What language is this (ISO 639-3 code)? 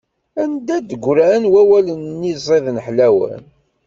kab